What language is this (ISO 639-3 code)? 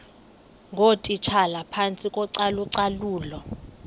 xho